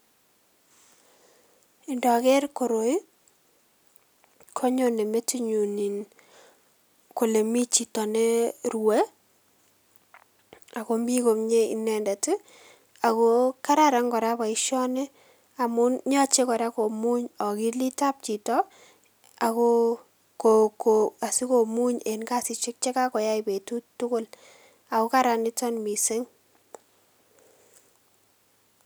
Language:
Kalenjin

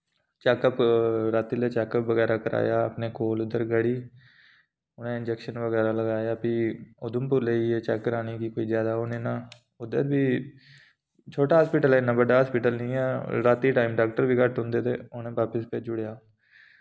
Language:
Dogri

